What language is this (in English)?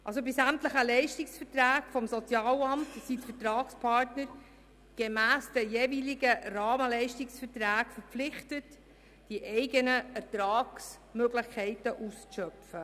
Swiss German